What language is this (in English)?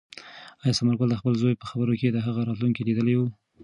Pashto